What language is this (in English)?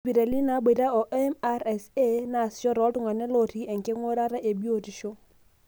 Masai